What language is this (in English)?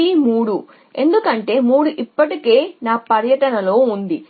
Telugu